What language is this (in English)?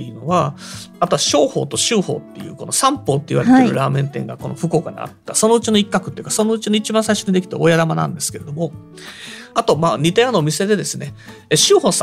Japanese